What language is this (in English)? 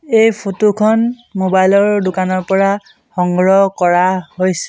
Assamese